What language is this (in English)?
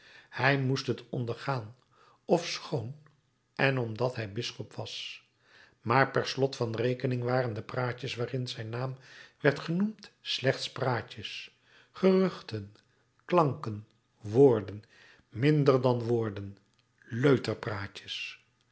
Dutch